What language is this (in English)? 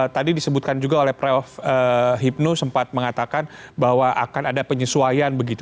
Indonesian